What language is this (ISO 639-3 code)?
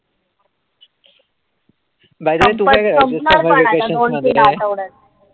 mar